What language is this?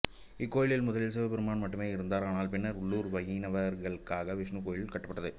Tamil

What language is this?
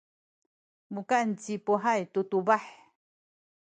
Sakizaya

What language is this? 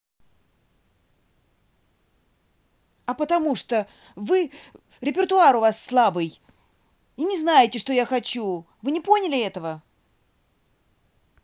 Russian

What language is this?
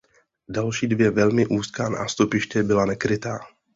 Czech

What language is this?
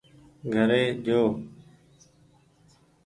Goaria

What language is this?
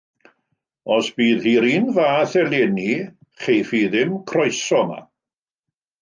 Welsh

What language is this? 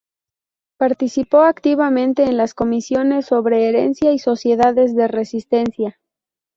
Spanish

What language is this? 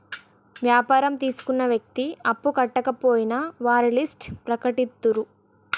Telugu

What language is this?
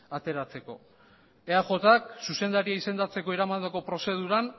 Basque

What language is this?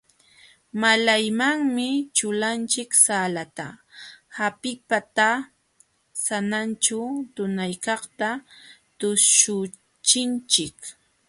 Jauja Wanca Quechua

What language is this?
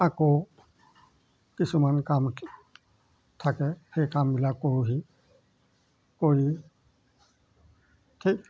Assamese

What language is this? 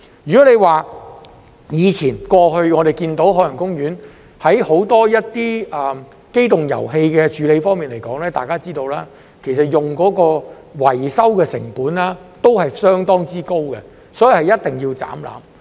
Cantonese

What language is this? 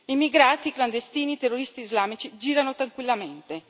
Italian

